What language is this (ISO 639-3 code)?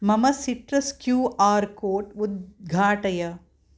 san